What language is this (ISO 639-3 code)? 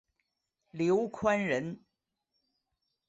zho